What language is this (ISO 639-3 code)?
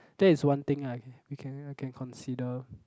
eng